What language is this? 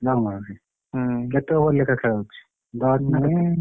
Odia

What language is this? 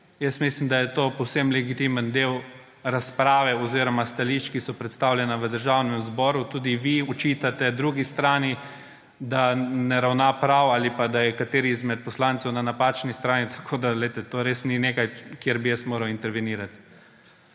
Slovenian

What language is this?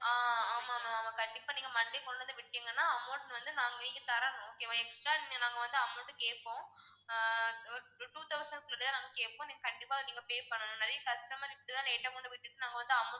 Tamil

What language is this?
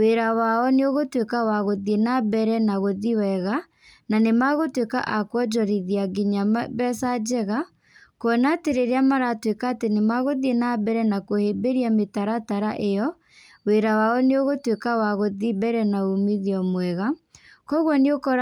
Kikuyu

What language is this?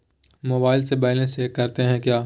Magahi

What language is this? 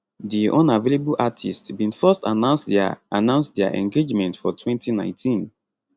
Nigerian Pidgin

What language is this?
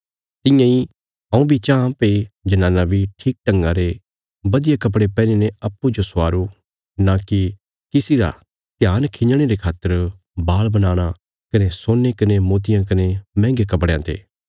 Bilaspuri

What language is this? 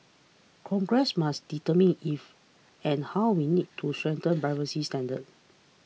English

